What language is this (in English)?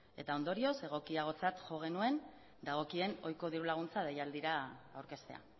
Basque